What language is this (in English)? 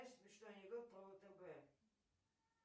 Russian